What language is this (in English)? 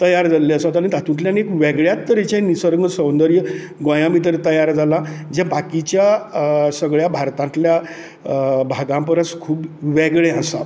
Konkani